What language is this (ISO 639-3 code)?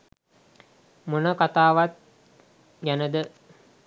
sin